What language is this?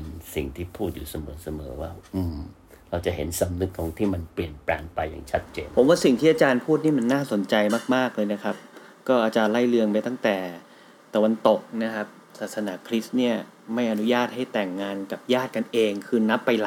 Thai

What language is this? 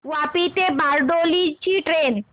Marathi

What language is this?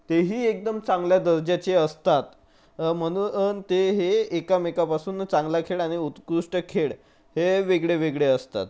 Marathi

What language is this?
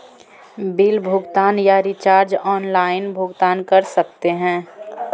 Magahi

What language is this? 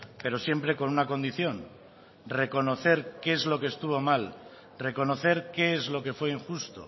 Spanish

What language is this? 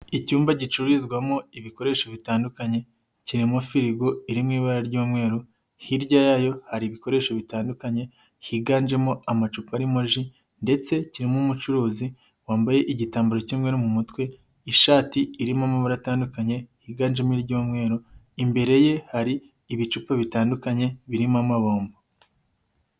Kinyarwanda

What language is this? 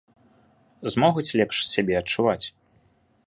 Belarusian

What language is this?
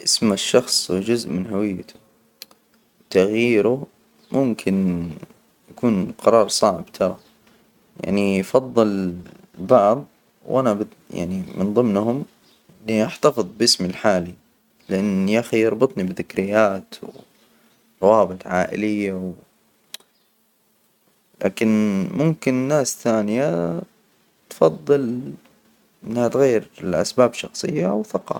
Hijazi Arabic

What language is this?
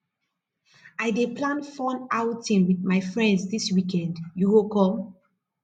Nigerian Pidgin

